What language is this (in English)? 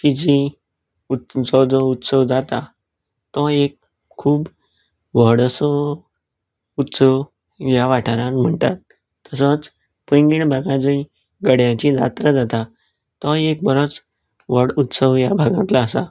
Konkani